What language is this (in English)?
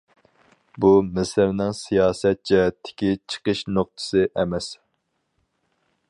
Uyghur